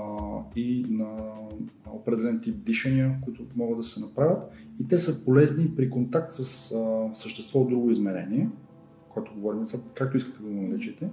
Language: Bulgarian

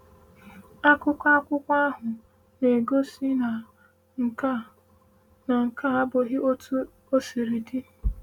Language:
Igbo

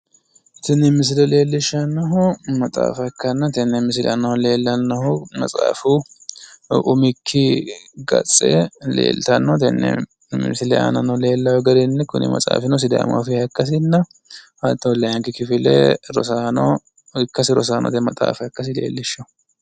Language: Sidamo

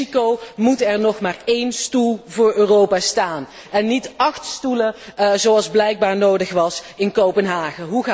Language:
Dutch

